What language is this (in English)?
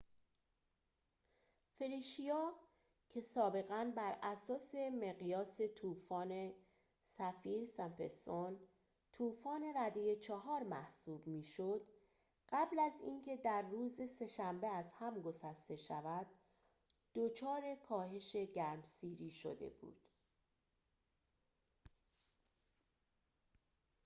Persian